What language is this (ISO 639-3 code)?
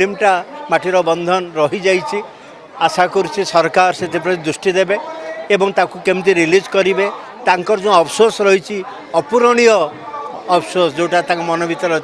kor